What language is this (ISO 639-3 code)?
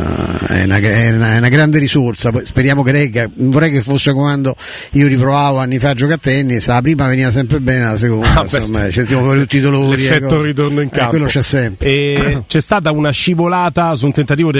ita